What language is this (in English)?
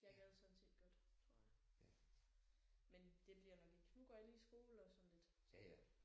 Danish